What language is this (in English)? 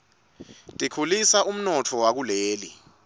Swati